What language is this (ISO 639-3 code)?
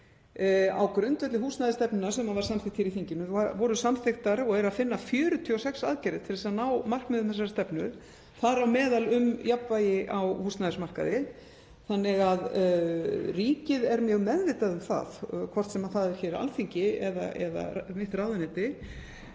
isl